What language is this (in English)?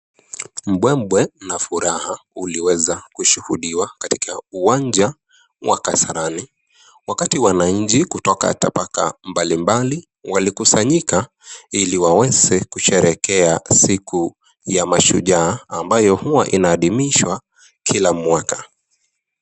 Swahili